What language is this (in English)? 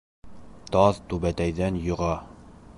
Bashkir